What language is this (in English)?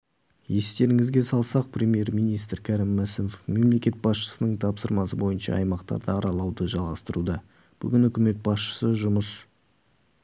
Kazakh